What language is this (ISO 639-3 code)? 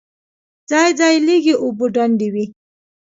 pus